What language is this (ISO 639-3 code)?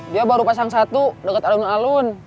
ind